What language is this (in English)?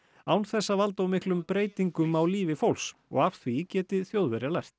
Icelandic